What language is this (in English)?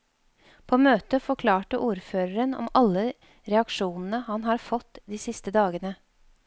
Norwegian